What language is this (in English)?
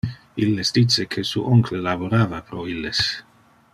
Interlingua